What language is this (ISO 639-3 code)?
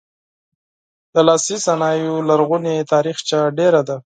pus